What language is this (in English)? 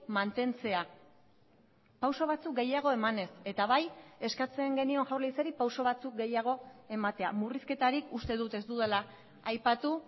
Basque